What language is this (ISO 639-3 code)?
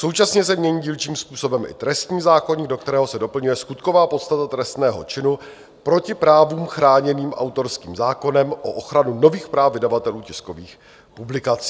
ces